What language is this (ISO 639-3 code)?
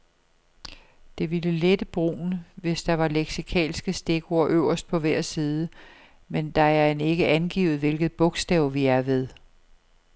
dan